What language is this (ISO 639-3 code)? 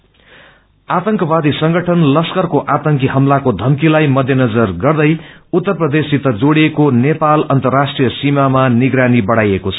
nep